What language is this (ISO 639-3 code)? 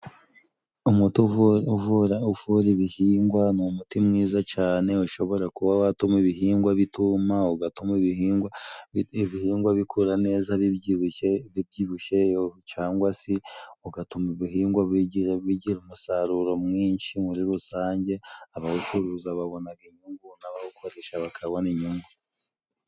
kin